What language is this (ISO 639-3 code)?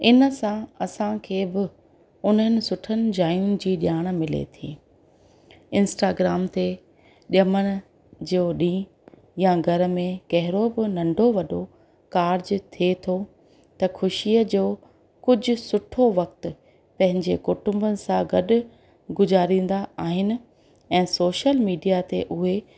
snd